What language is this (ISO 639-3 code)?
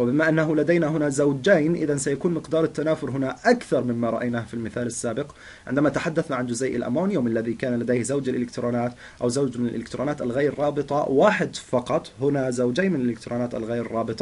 ara